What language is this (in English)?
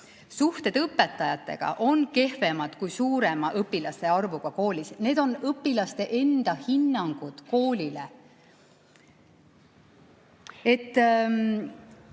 Estonian